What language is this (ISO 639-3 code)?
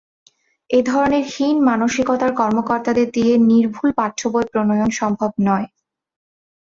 ben